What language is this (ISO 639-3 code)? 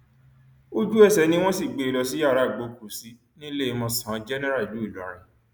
yor